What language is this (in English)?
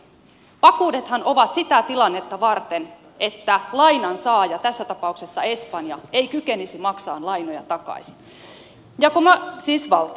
Finnish